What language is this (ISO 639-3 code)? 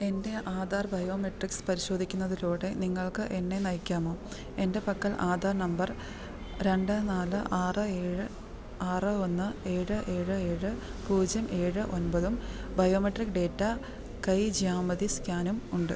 mal